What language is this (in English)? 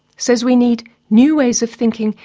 English